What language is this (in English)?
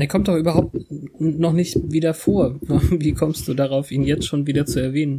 German